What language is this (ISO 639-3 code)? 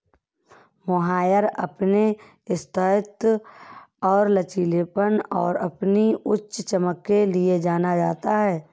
hin